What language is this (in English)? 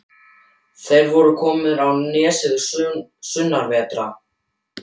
Icelandic